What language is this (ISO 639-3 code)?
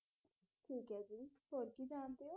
pan